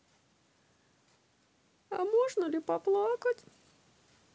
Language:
Russian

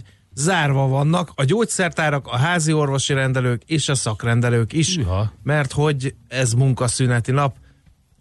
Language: Hungarian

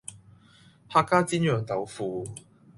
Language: Cantonese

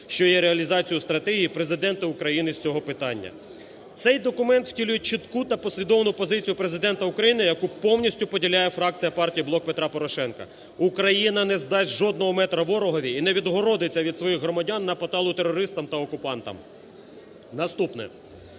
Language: Ukrainian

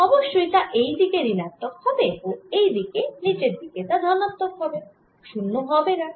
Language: Bangla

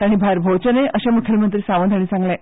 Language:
Konkani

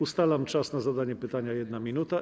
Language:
Polish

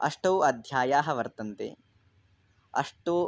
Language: Sanskrit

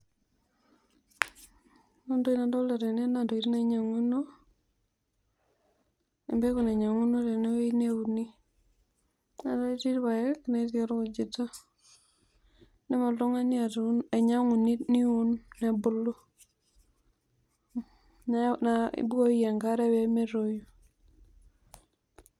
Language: Masai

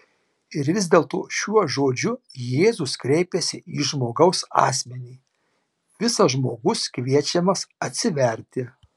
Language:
Lithuanian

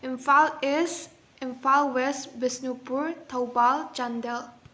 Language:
Manipuri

